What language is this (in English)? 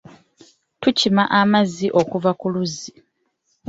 Ganda